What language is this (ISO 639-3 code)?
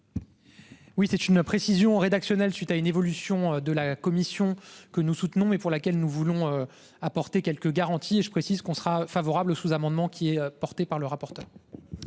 fra